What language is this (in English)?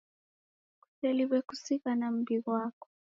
Taita